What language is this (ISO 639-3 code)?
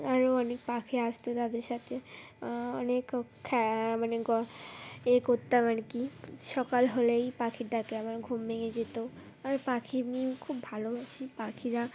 ben